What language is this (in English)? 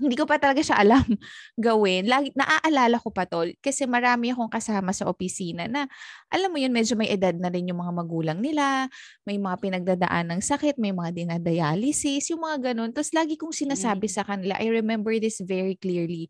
Filipino